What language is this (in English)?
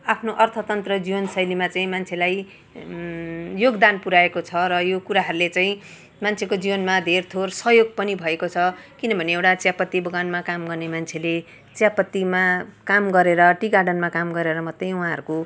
Nepali